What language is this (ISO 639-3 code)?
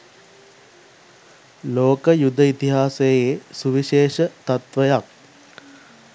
sin